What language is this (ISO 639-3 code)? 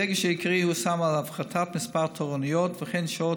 heb